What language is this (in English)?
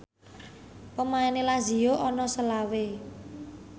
Javanese